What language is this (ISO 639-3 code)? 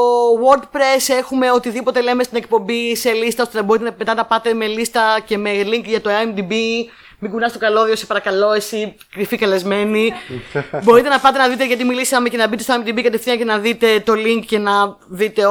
ell